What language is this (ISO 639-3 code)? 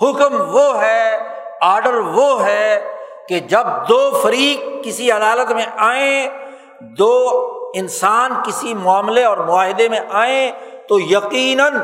urd